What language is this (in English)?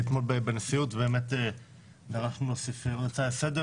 Hebrew